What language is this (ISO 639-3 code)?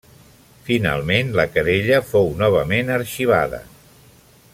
cat